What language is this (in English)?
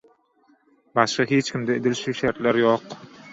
Turkmen